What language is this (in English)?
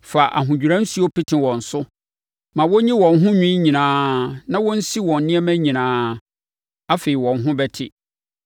Akan